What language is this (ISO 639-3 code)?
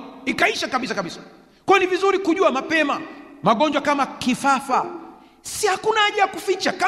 swa